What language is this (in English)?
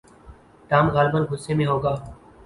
Urdu